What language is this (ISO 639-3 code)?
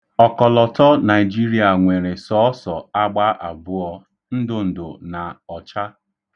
ibo